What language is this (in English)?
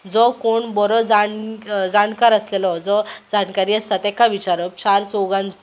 Konkani